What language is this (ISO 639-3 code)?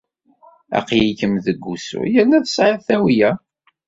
kab